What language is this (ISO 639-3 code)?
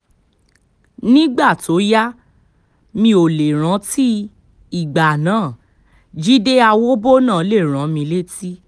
yor